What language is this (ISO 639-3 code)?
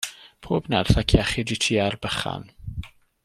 cym